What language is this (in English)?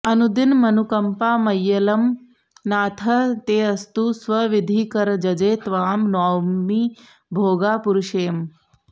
Sanskrit